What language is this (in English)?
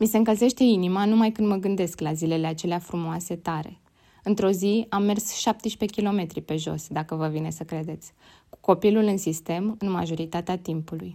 Romanian